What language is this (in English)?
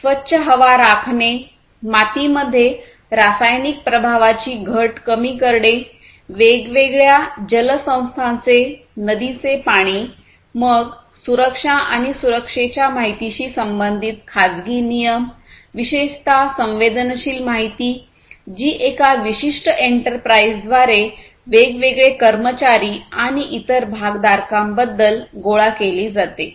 Marathi